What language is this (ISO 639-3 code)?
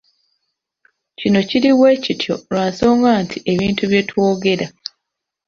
lug